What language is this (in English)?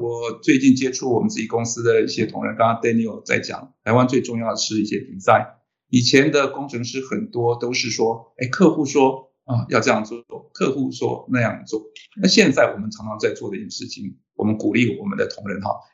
Chinese